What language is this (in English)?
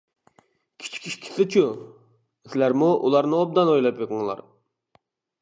Uyghur